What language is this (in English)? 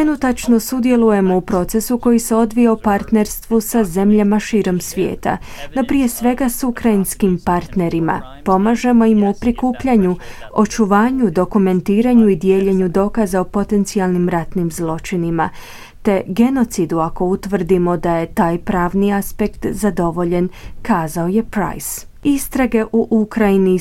Croatian